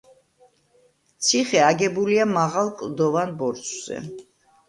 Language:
Georgian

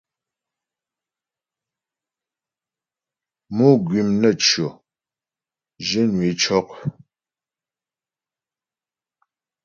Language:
Ghomala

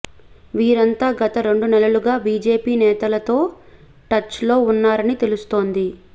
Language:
Telugu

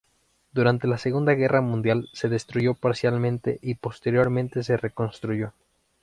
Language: Spanish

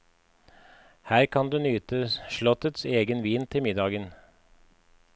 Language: Norwegian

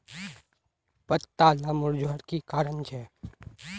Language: Magahi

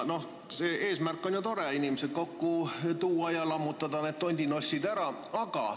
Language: Estonian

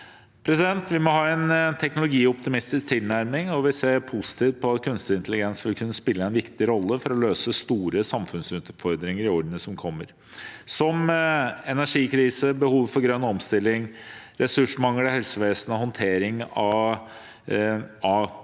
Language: Norwegian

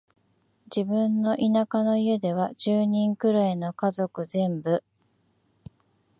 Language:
Japanese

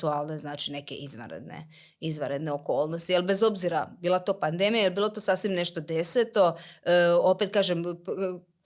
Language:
Croatian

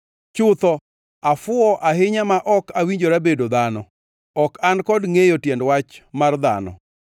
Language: Luo (Kenya and Tanzania)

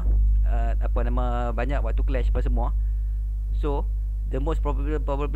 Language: Malay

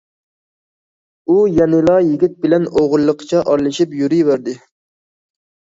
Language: Uyghur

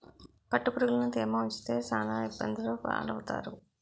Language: Telugu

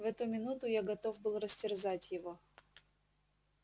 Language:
Russian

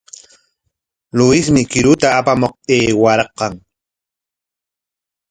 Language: Corongo Ancash Quechua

